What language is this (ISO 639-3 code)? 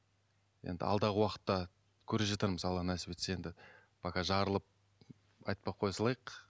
kaz